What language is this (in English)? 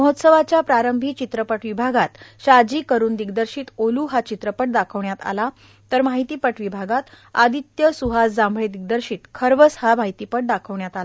Marathi